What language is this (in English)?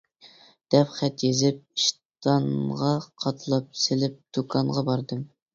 Uyghur